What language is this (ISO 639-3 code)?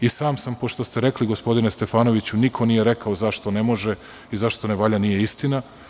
srp